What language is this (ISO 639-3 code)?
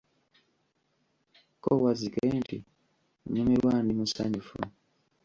lug